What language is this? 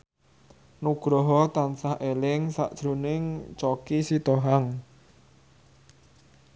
Javanese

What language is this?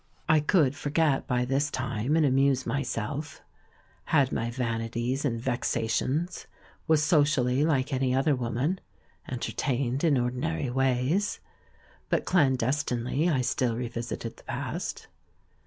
English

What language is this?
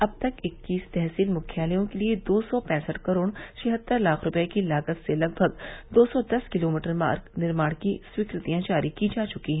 Hindi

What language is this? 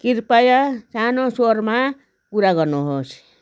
Nepali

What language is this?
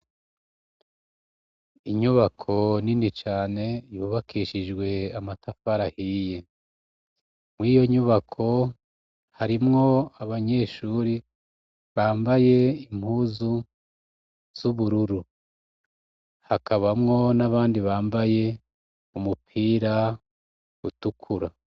Rundi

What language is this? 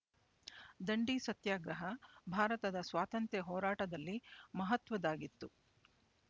Kannada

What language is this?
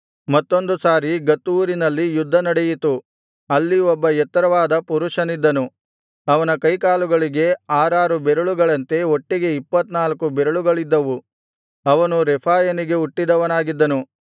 Kannada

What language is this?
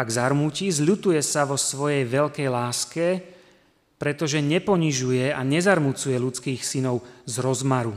Slovak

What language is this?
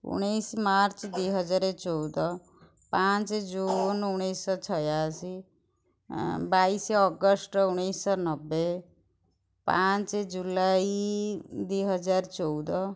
Odia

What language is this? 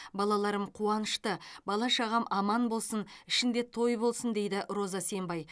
Kazakh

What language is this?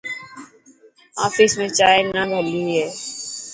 Dhatki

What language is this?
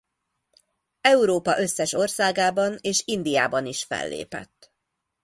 Hungarian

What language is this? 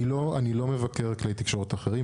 Hebrew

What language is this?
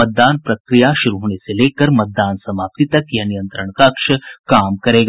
Hindi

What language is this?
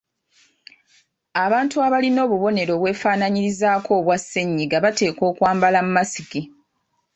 Ganda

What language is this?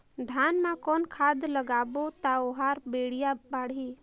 Chhattisgarhi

